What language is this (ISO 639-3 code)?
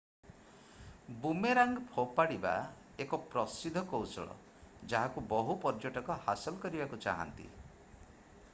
ori